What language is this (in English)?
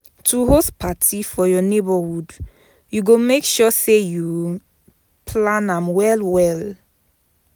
Nigerian Pidgin